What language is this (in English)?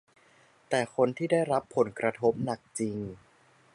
Thai